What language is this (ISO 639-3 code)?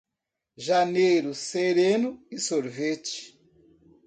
por